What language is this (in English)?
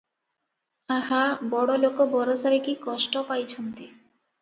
Odia